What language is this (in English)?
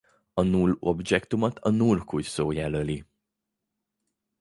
Hungarian